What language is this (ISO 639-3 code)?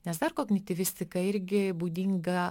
lit